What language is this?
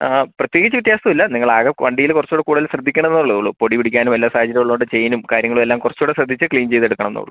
Malayalam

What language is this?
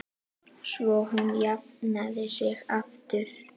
Icelandic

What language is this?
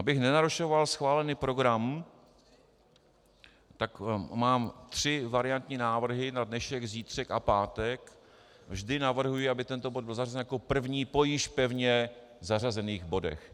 Czech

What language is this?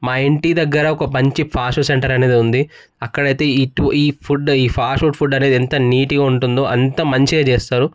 Telugu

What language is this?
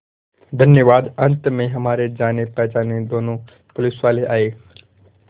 Hindi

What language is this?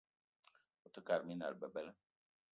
Eton (Cameroon)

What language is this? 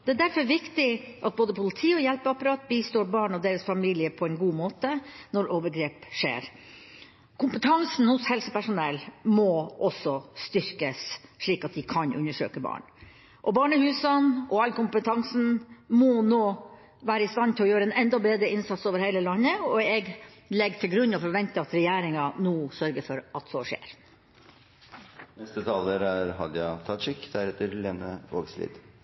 Norwegian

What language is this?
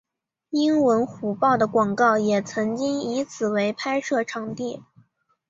Chinese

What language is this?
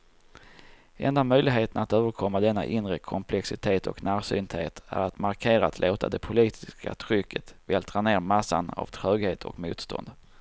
Swedish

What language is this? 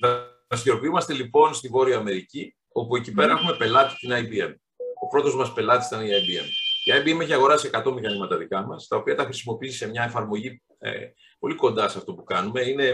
Greek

